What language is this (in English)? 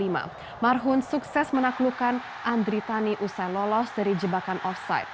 Indonesian